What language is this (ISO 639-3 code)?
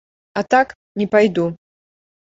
bel